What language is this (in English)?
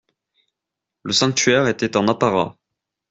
French